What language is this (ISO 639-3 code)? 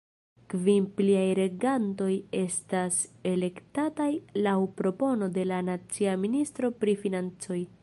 epo